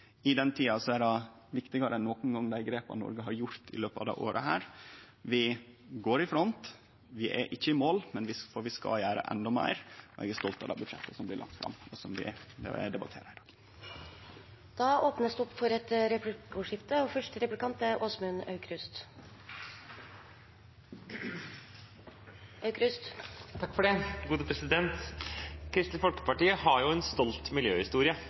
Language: Norwegian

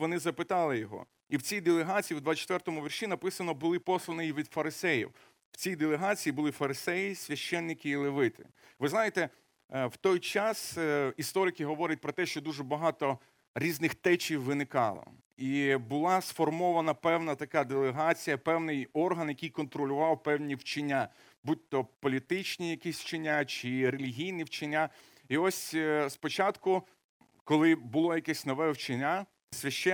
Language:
Ukrainian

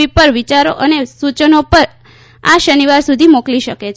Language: Gujarati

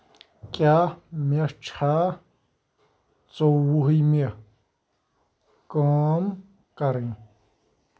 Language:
Kashmiri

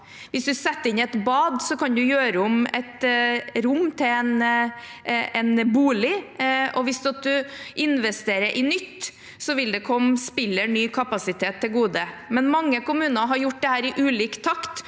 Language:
Norwegian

